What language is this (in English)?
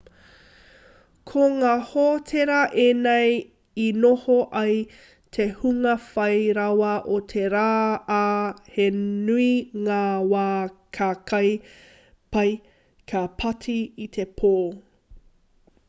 Māori